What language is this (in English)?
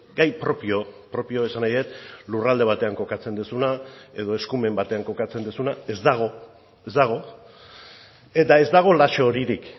Basque